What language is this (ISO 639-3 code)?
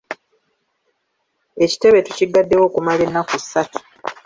lug